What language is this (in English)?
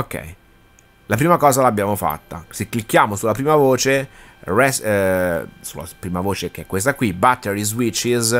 Italian